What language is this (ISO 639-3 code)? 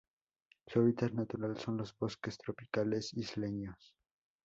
spa